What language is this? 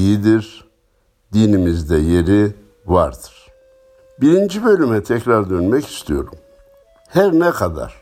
Turkish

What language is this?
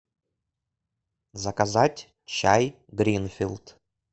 Russian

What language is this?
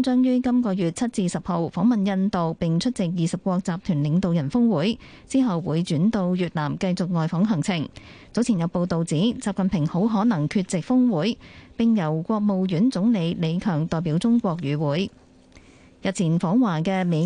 Chinese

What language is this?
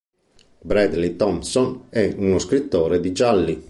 Italian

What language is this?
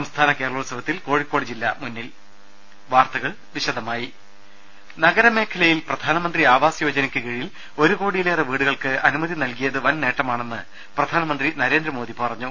Malayalam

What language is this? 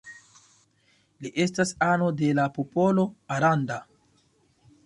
Esperanto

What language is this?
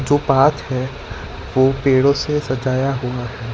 Hindi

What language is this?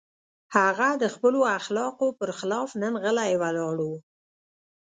Pashto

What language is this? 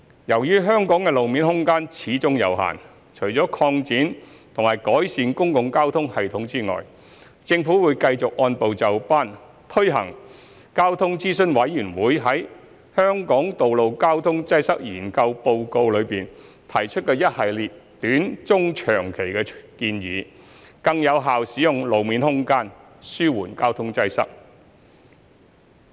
Cantonese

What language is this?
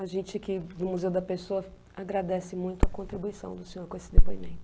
Portuguese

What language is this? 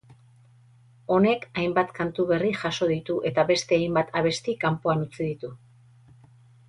Basque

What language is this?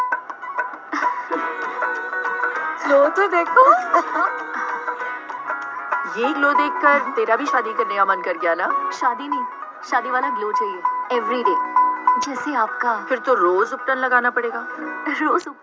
Punjabi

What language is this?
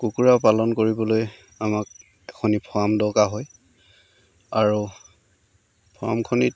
Assamese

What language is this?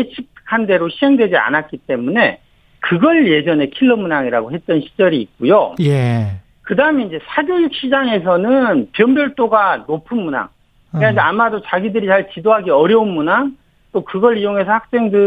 Korean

